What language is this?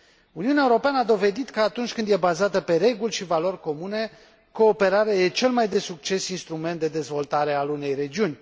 Romanian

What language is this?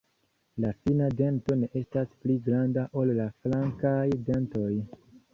Esperanto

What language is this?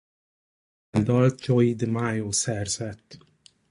Hungarian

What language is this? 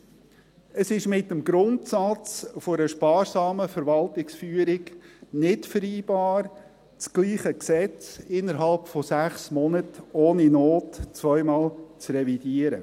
Swiss German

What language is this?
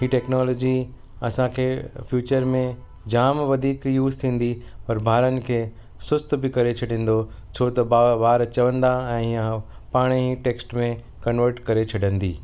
Sindhi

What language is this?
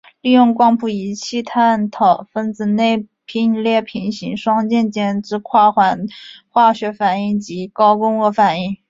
Chinese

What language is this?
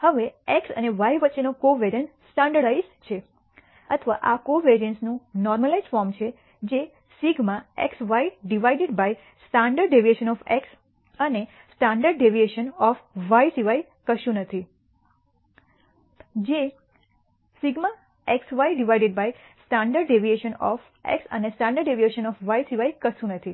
Gujarati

